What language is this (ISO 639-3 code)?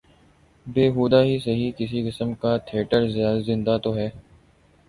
urd